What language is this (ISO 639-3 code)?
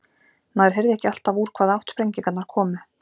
isl